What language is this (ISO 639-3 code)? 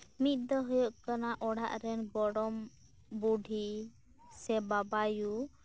sat